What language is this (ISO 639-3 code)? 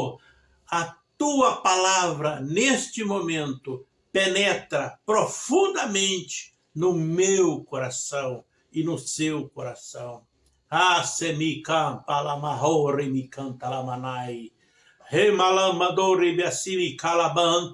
por